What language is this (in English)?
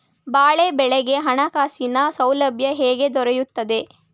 Kannada